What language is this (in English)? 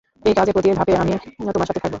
Bangla